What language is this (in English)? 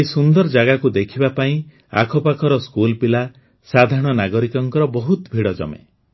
Odia